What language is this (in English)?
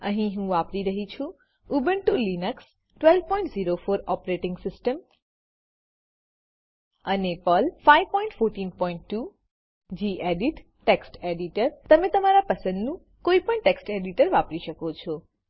Gujarati